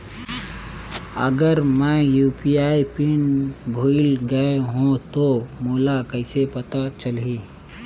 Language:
Chhattisgarhi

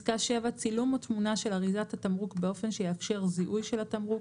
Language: Hebrew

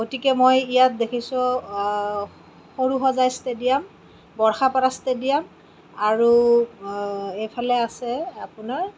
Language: Assamese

